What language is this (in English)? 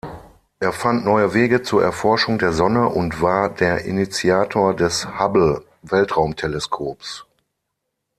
German